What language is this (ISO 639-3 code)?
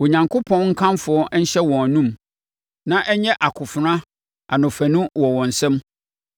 aka